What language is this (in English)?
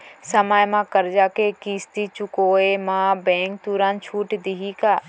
Chhattisgarhi